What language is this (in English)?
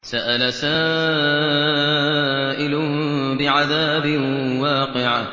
Arabic